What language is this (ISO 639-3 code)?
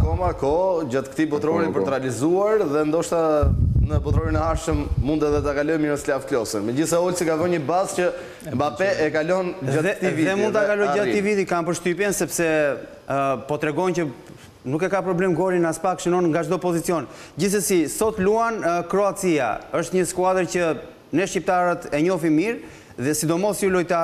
ron